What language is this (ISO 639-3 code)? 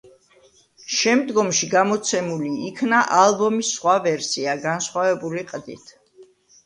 kat